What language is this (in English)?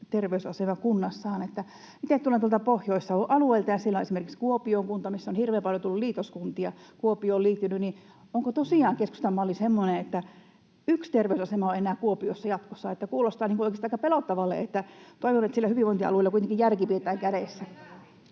Finnish